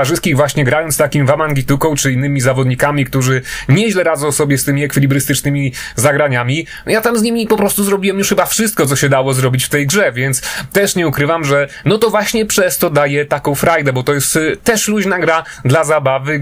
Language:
Polish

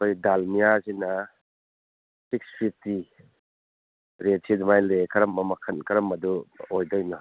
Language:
Manipuri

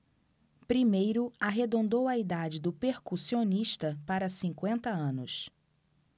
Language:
Portuguese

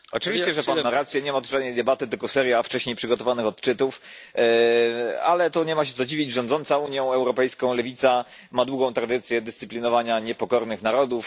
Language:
Polish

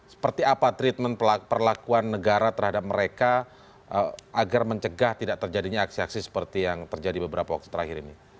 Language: Indonesian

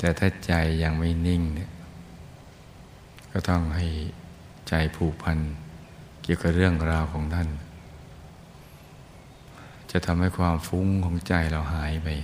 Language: Thai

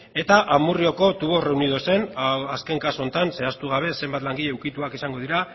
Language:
Basque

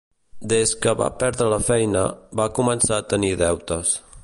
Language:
Catalan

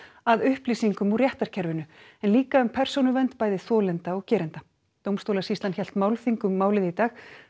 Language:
Icelandic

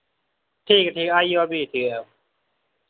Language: Dogri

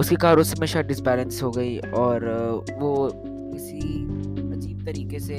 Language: Hindi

